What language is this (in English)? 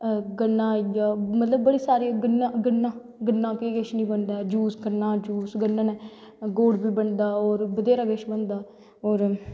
Dogri